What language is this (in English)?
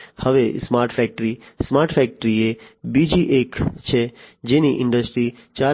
Gujarati